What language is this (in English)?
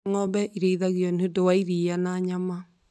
Kikuyu